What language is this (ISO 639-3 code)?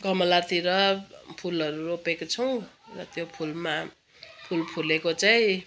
nep